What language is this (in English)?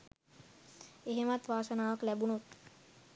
Sinhala